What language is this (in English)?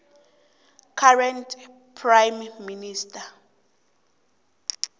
South Ndebele